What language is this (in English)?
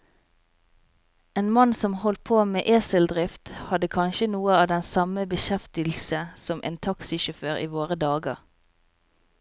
Norwegian